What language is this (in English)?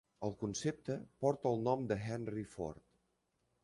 Catalan